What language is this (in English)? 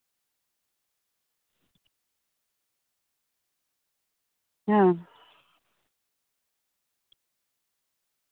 Santali